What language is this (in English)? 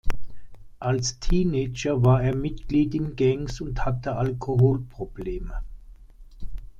German